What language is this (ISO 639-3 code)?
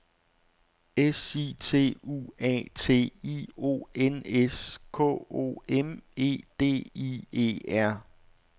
dan